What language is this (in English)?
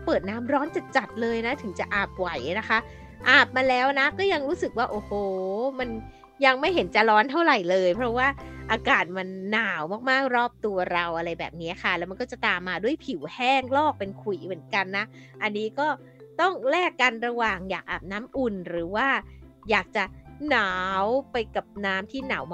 Thai